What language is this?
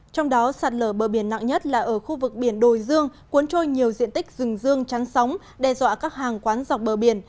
Vietnamese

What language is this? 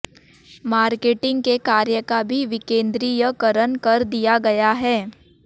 Hindi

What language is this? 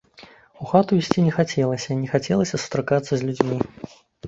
Belarusian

